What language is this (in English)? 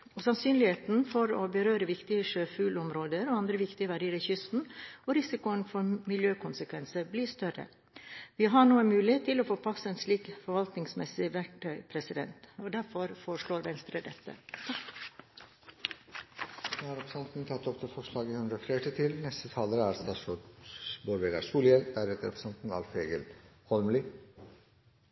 Norwegian Bokmål